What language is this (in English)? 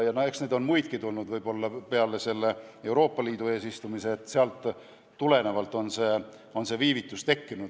Estonian